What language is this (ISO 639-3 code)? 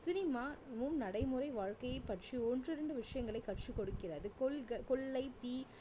tam